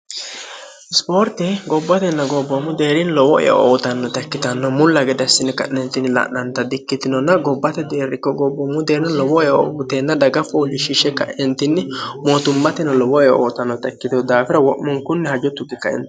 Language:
Sidamo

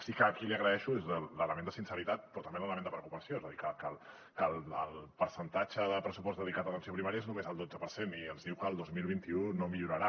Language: Catalan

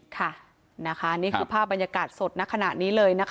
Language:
Thai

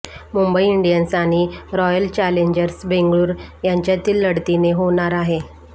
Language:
Marathi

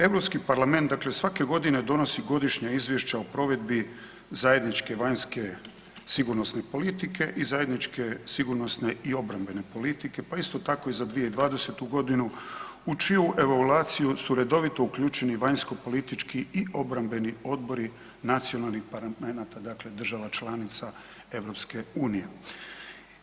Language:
Croatian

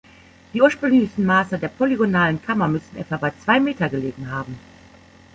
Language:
German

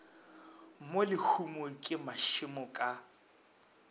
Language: Northern Sotho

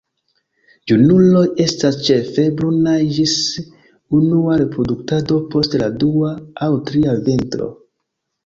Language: Esperanto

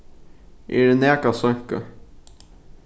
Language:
Faroese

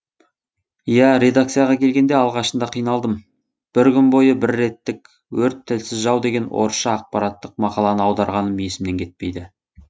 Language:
Kazakh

